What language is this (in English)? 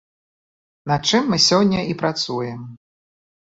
Belarusian